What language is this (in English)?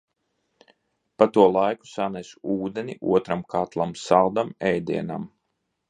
Latvian